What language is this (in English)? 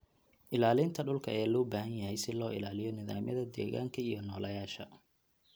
Somali